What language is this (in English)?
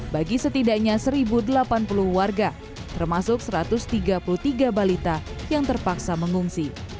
Indonesian